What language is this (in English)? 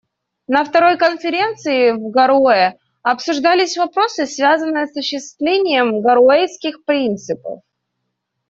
Russian